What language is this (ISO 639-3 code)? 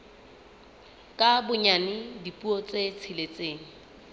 sot